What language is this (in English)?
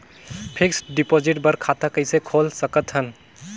Chhattisgarhi